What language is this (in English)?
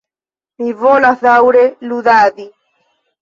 Esperanto